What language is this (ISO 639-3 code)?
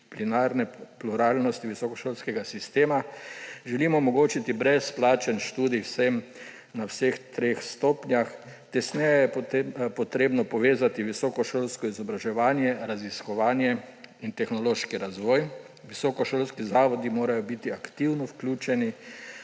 slv